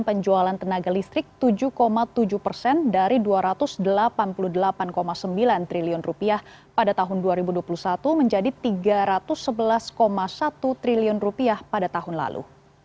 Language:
Indonesian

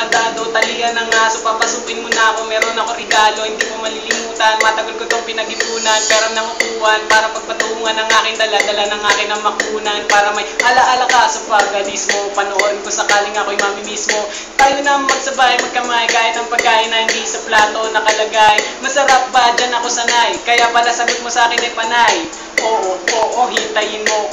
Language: Filipino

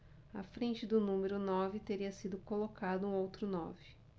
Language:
Portuguese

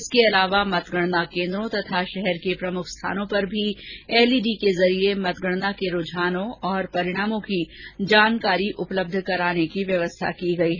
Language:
Hindi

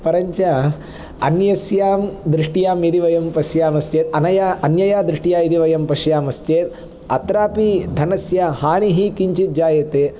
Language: Sanskrit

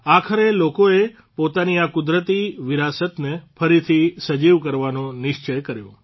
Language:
Gujarati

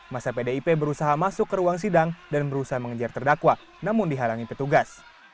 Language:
Indonesian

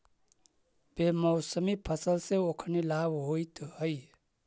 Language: Magahi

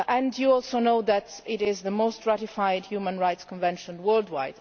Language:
English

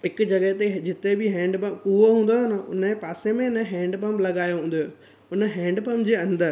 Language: Sindhi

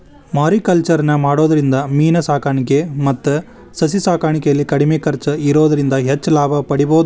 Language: Kannada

